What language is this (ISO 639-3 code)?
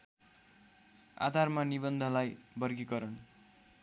nep